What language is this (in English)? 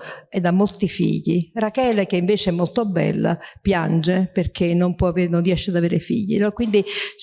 Italian